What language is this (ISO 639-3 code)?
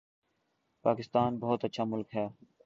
urd